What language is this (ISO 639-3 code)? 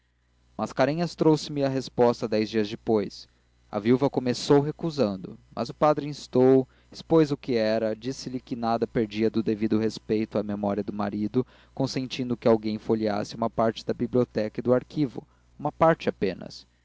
por